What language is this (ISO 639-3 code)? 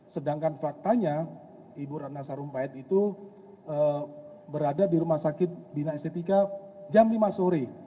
ind